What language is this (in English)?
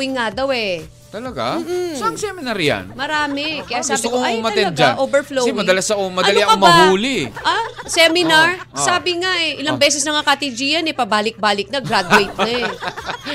Filipino